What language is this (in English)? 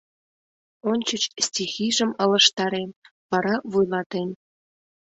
Mari